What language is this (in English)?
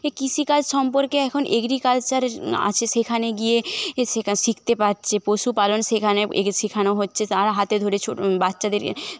Bangla